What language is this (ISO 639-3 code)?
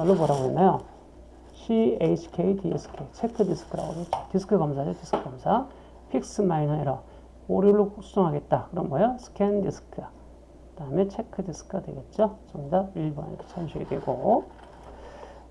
kor